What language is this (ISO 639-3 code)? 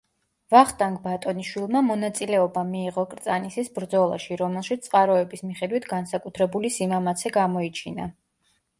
kat